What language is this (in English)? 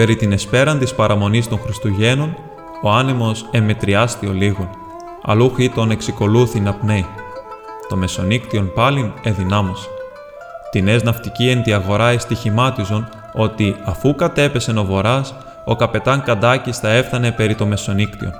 Greek